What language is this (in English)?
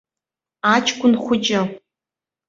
Abkhazian